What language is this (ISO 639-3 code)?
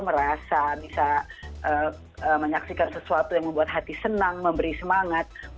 ind